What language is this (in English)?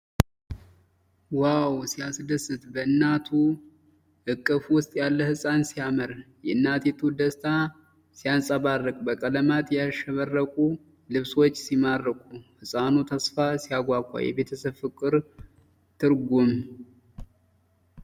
Amharic